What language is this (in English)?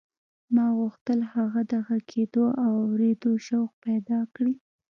Pashto